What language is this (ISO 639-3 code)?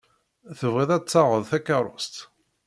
kab